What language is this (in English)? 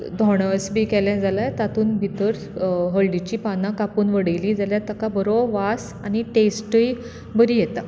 Konkani